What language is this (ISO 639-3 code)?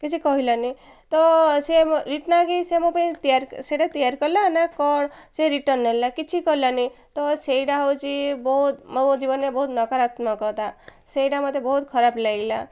ori